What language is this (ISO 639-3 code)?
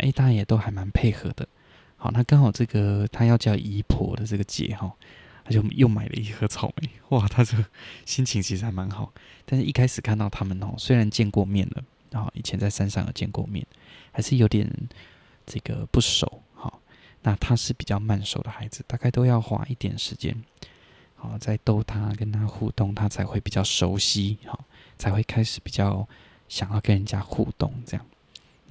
zho